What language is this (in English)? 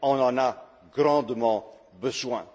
French